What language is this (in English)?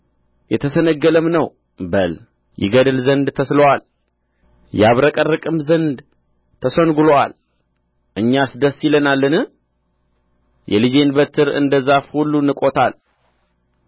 Amharic